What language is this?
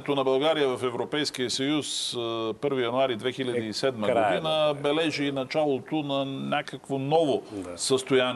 Bulgarian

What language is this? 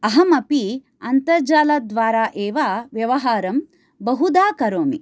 Sanskrit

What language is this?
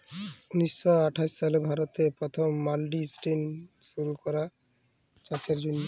Bangla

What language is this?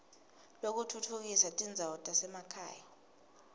Swati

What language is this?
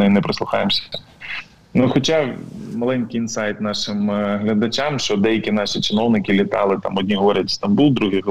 Ukrainian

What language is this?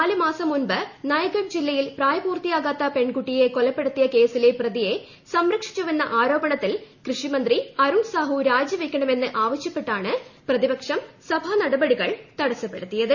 Malayalam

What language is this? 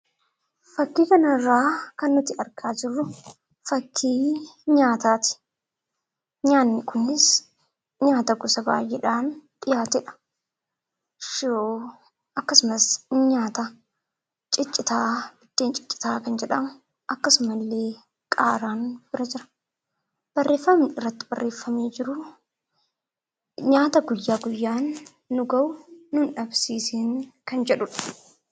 Oromo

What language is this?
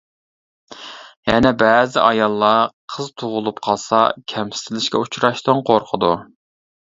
Uyghur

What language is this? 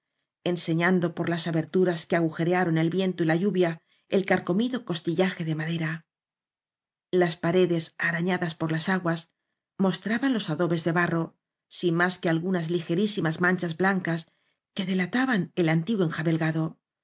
Spanish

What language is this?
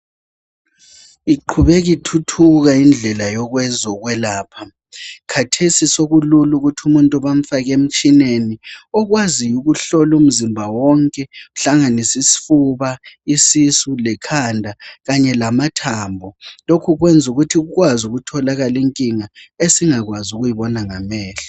North Ndebele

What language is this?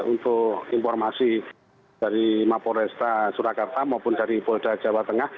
Indonesian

